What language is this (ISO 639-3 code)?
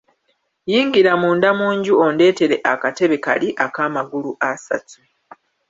lug